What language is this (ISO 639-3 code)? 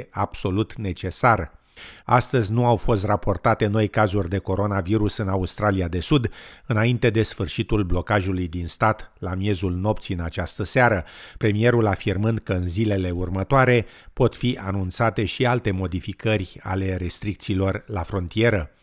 ron